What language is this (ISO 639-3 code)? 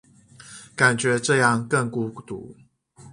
zho